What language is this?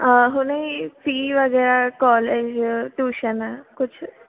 Sindhi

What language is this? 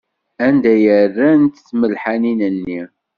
Kabyle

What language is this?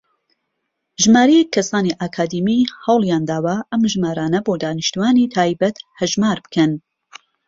Central Kurdish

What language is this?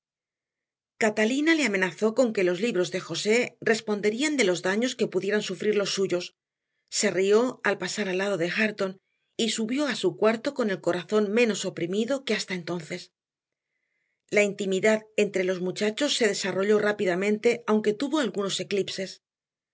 Spanish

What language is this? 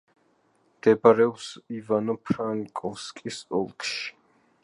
Georgian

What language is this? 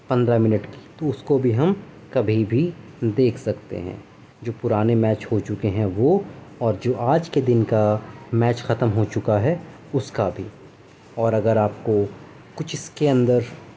Urdu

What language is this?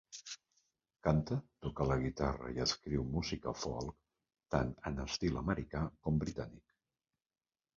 Catalan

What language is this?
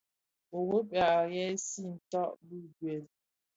Bafia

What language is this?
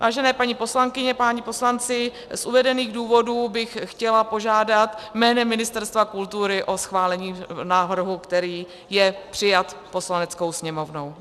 Czech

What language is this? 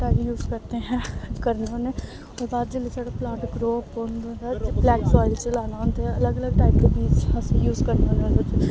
Dogri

